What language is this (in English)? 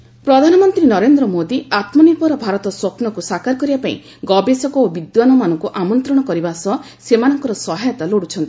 Odia